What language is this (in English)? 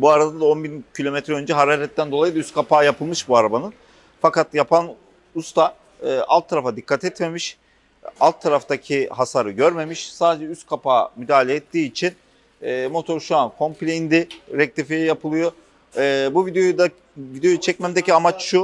Turkish